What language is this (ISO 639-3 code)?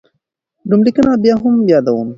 pus